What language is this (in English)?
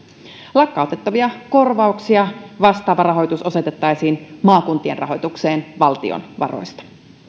Finnish